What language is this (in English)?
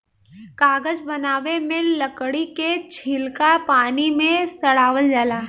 Bhojpuri